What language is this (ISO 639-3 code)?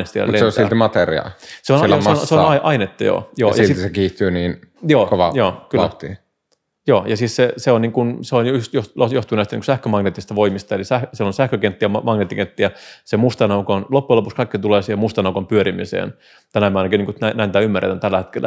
fin